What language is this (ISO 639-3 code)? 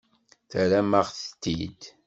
kab